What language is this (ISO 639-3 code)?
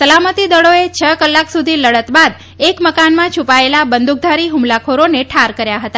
guj